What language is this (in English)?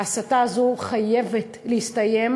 Hebrew